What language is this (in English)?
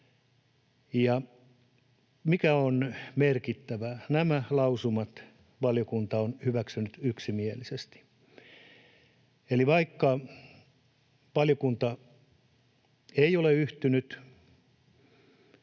Finnish